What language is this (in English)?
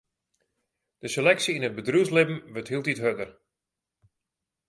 Western Frisian